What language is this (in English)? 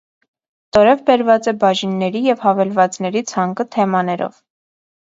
Armenian